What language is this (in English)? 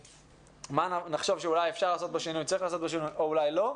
Hebrew